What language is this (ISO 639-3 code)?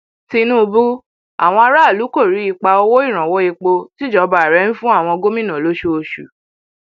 yor